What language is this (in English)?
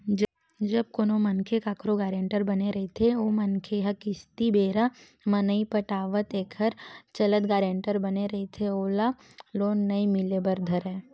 Chhattisgarhi